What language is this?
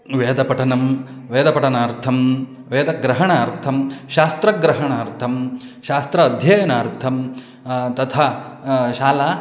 Sanskrit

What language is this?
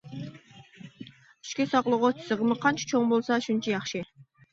Uyghur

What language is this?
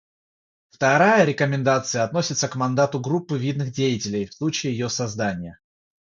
Russian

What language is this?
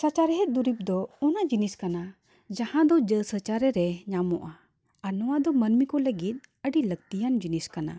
Santali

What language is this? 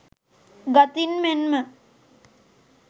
Sinhala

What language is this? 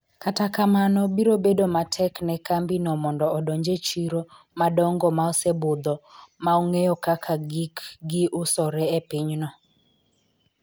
Luo (Kenya and Tanzania)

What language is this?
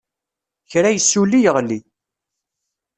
Kabyle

